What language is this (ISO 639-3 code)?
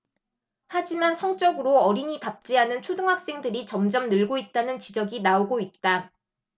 kor